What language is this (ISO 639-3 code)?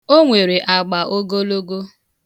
ibo